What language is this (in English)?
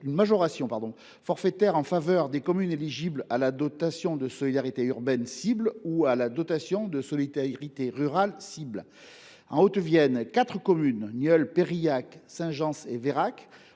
French